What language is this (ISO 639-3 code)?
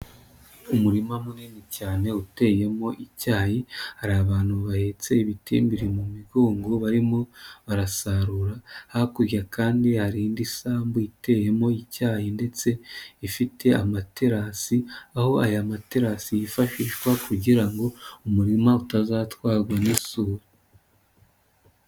kin